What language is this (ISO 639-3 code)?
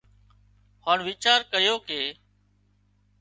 kxp